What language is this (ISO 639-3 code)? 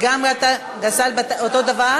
heb